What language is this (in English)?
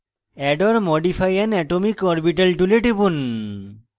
Bangla